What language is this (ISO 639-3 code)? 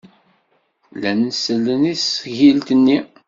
kab